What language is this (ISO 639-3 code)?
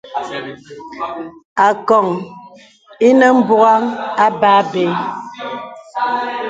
beb